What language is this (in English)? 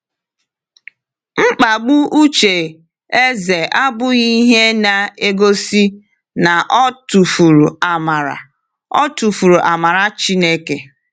Igbo